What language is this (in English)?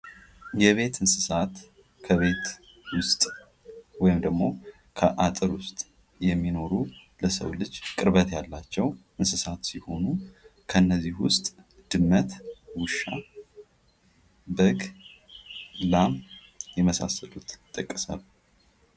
Amharic